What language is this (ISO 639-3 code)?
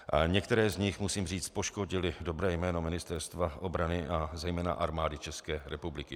ces